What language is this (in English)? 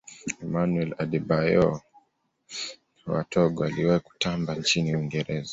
Swahili